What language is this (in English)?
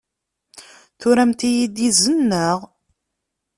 Kabyle